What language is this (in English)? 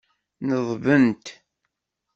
Kabyle